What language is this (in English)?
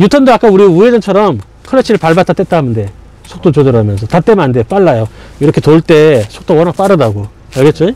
Korean